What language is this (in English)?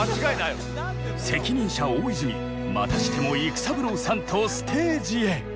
Japanese